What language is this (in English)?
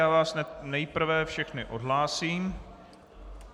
Czech